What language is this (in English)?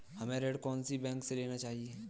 Hindi